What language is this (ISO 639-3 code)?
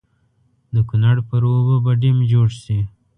pus